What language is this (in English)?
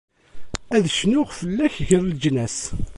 Kabyle